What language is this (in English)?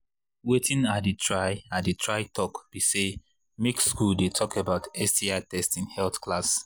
Nigerian Pidgin